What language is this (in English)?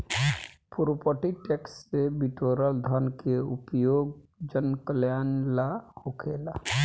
Bhojpuri